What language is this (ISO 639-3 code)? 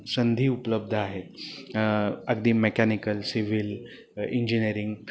mar